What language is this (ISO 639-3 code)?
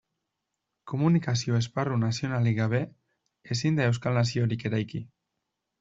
eus